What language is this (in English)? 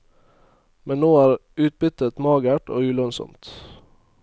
Norwegian